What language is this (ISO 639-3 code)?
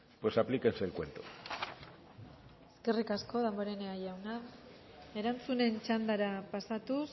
eus